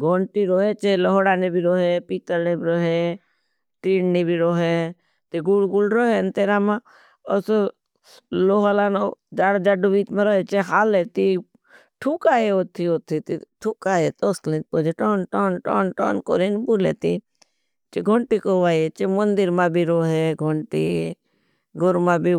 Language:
Bhili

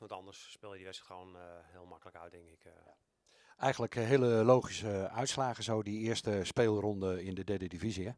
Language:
Dutch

